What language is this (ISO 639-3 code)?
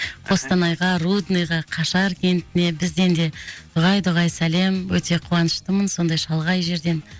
kaz